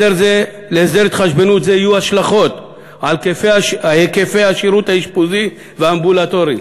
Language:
Hebrew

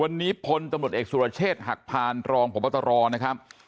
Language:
Thai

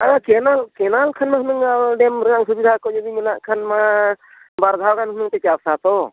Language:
Santali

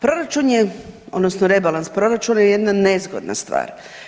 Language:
Croatian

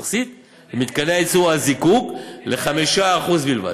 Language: Hebrew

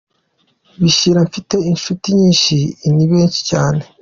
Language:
Kinyarwanda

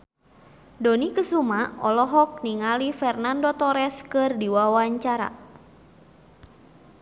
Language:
Sundanese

